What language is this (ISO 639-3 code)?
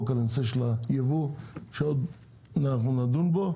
heb